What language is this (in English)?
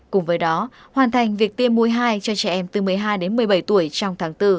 Vietnamese